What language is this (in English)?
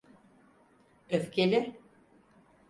Turkish